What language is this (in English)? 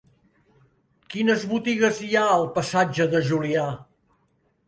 Catalan